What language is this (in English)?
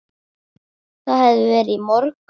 Icelandic